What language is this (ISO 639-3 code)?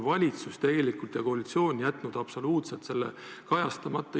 est